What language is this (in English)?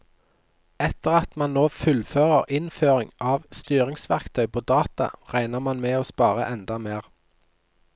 Norwegian